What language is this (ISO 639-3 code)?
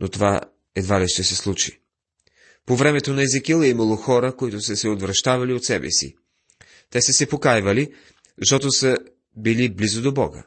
bul